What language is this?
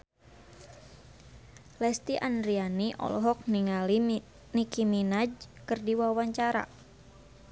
Sundanese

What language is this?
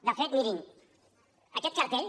Catalan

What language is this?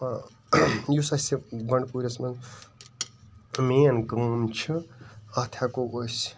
Kashmiri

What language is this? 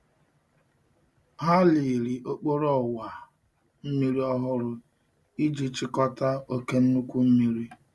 Igbo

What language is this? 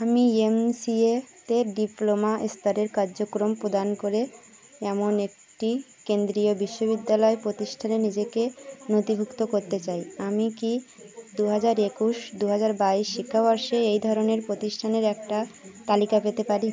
Bangla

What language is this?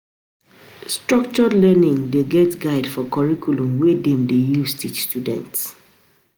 Nigerian Pidgin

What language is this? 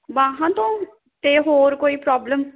Punjabi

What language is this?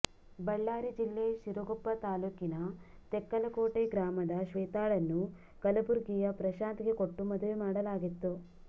Kannada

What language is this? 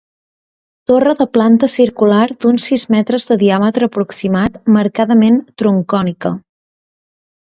Catalan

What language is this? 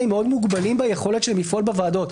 Hebrew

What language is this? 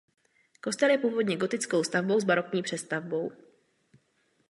Czech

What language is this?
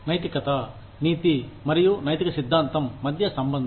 Telugu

